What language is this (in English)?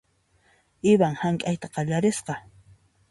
Puno Quechua